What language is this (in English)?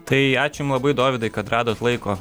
Lithuanian